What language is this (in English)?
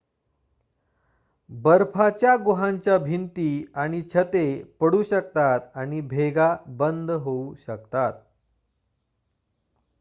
Marathi